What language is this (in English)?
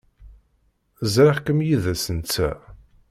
Kabyle